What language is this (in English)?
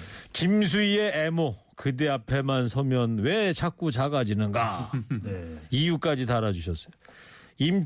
Korean